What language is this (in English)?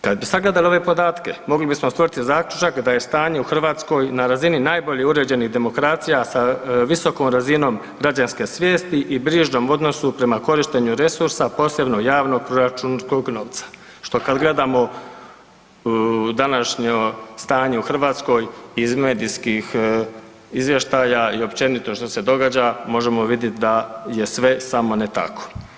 Croatian